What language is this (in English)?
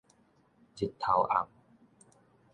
Min Nan Chinese